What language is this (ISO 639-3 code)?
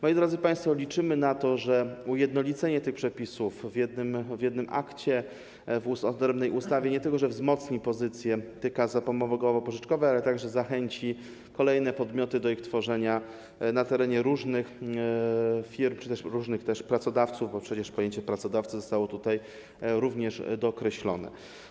pol